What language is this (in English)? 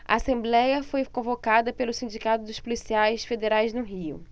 Portuguese